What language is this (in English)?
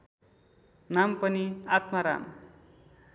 Nepali